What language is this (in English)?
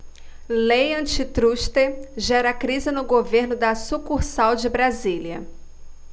Portuguese